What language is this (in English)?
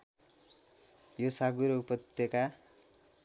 Nepali